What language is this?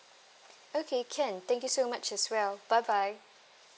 English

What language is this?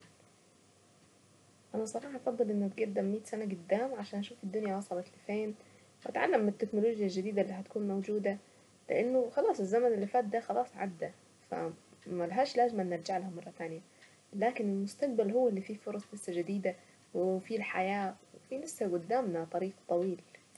Saidi Arabic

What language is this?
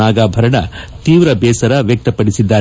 Kannada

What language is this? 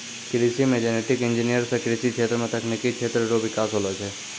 Maithili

